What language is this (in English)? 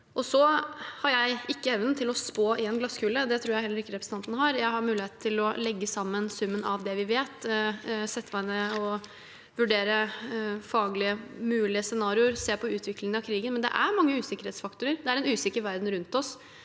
Norwegian